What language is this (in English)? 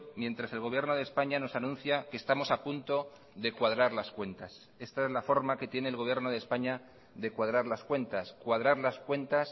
Spanish